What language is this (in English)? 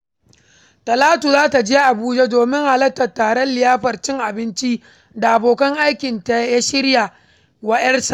Hausa